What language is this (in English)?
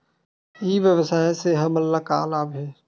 Chhattisgarhi